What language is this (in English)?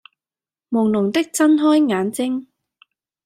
Cantonese